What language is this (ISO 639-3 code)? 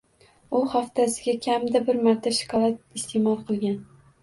uzb